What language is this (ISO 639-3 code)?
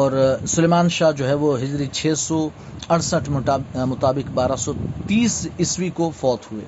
urd